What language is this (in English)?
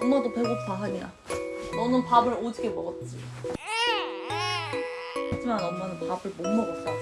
Korean